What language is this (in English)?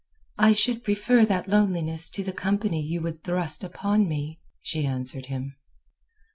English